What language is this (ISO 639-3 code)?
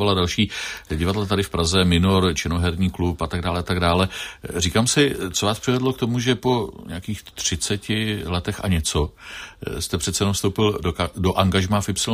ces